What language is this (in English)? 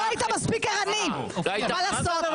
Hebrew